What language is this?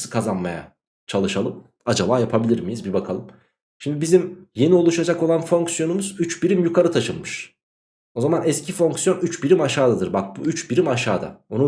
Turkish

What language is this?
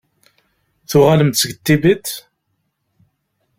Kabyle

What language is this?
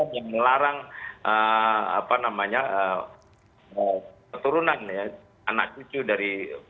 Indonesian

